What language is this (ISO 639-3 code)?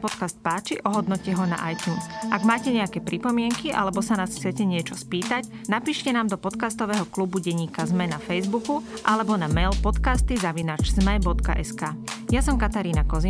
slk